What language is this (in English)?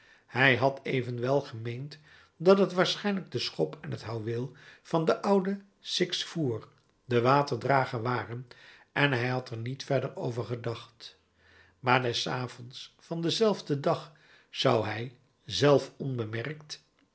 Dutch